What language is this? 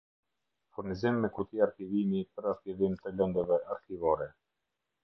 Albanian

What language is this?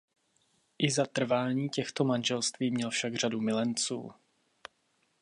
Czech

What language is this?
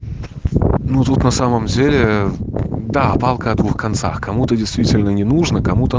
Russian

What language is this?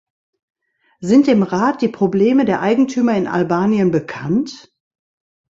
German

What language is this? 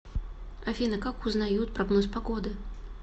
Russian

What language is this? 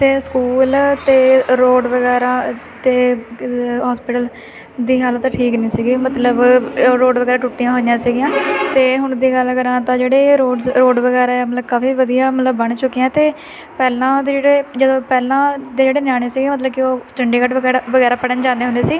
Punjabi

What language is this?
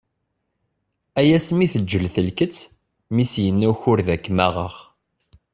Kabyle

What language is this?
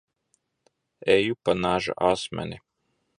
Latvian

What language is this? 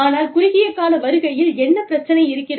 Tamil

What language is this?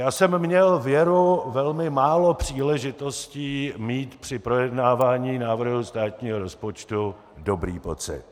Czech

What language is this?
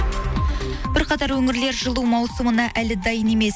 Kazakh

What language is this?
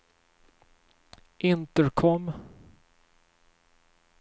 Swedish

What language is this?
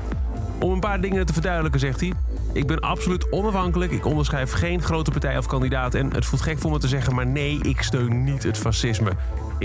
Dutch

